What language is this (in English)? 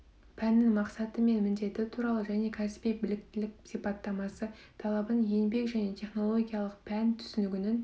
Kazakh